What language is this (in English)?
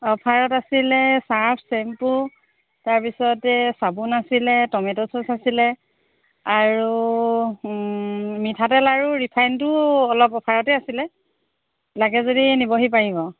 Assamese